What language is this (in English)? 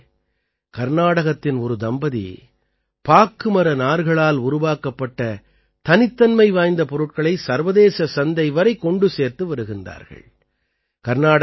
Tamil